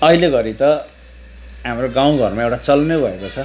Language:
Nepali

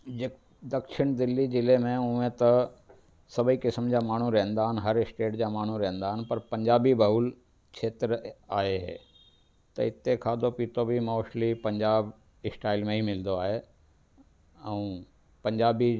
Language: Sindhi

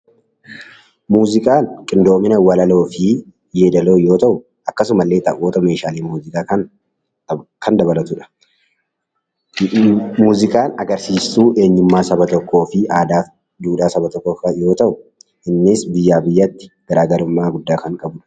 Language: Oromo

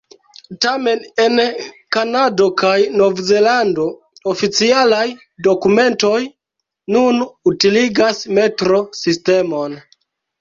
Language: Esperanto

